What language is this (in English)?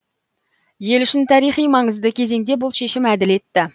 Kazakh